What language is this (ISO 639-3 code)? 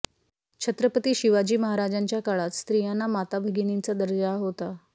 mar